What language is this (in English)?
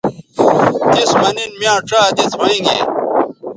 Bateri